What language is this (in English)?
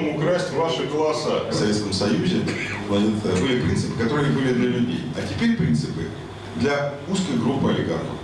Russian